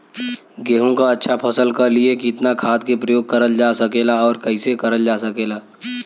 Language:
Bhojpuri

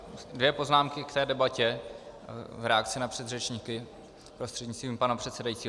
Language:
Czech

